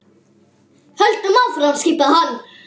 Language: Icelandic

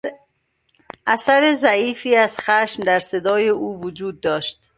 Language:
Persian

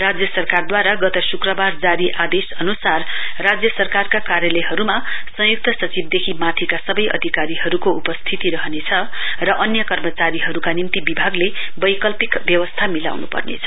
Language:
Nepali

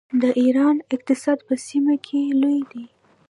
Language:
Pashto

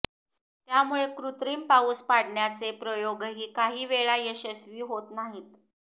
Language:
Marathi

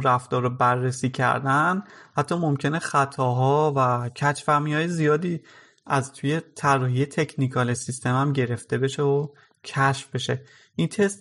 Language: Persian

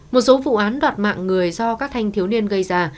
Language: Vietnamese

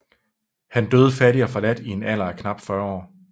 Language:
Danish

